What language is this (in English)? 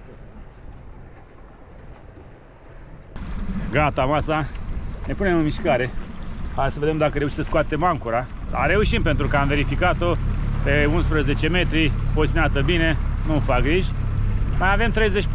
Romanian